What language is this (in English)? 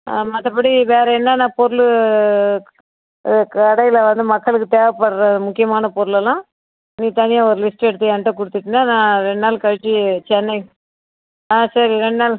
Tamil